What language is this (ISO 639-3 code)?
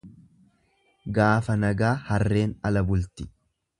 orm